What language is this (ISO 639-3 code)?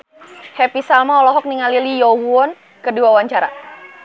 sun